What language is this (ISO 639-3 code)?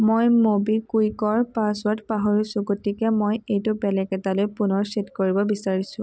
asm